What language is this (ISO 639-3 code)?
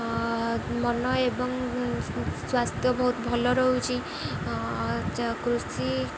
ori